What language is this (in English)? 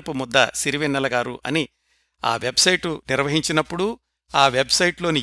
Telugu